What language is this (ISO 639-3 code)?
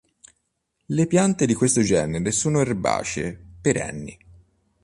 ita